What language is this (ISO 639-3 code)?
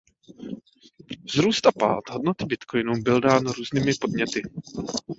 ces